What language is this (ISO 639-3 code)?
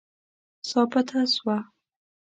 pus